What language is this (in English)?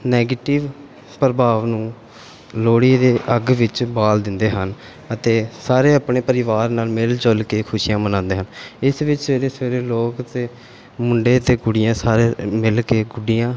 Punjabi